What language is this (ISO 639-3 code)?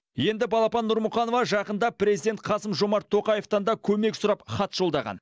kaz